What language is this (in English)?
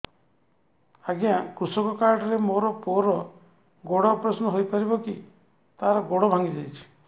Odia